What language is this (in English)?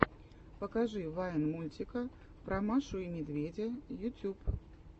Russian